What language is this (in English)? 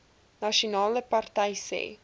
Afrikaans